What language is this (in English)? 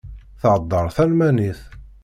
Kabyle